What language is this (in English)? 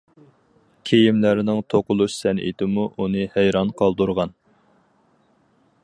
Uyghur